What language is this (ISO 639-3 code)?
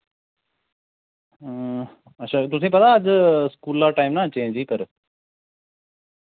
doi